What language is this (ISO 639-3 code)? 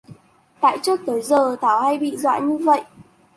vie